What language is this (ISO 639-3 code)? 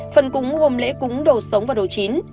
vie